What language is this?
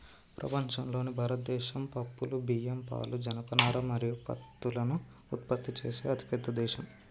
Telugu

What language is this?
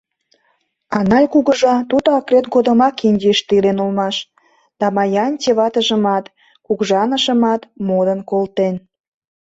Mari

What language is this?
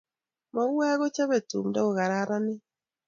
Kalenjin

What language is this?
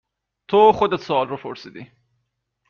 Persian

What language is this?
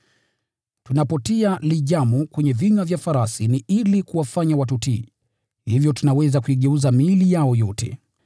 Swahili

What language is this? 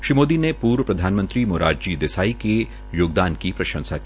Hindi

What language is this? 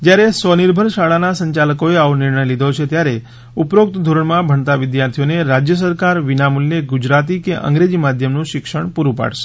Gujarati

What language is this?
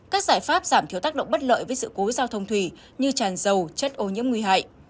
Vietnamese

